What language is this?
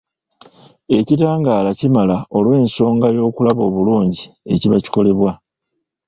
Ganda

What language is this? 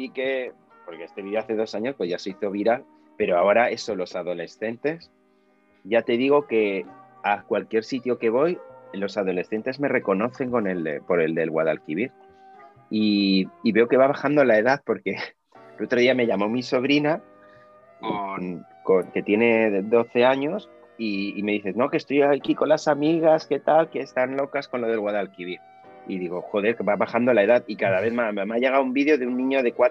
Spanish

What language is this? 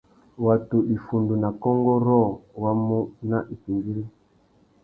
Tuki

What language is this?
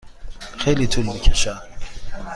Persian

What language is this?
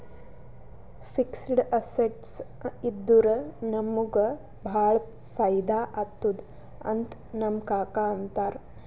Kannada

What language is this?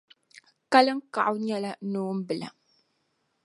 Dagbani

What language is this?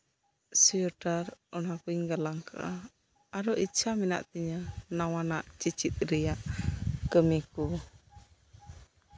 Santali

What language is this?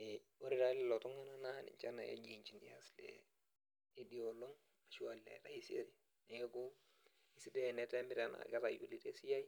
Masai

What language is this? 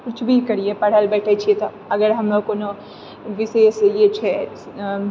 Maithili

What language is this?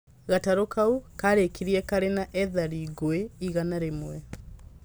Kikuyu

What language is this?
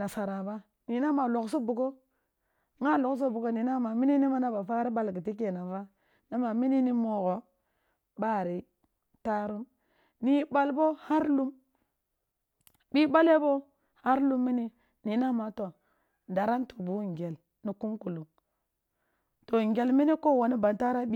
Kulung (Nigeria)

